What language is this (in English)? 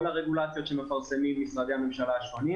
Hebrew